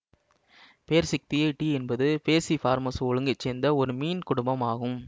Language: Tamil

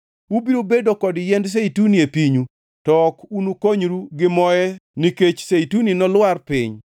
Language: Luo (Kenya and Tanzania)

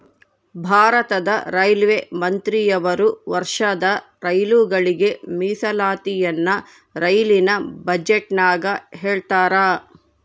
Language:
Kannada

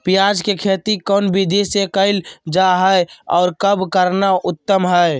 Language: Magahi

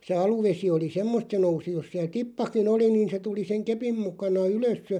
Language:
Finnish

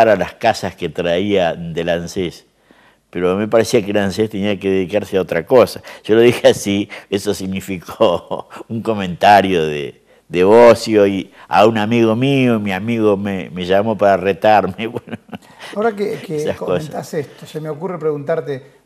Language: Spanish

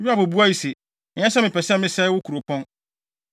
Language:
Akan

